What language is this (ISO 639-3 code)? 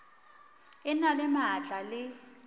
nso